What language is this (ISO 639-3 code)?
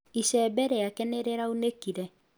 kik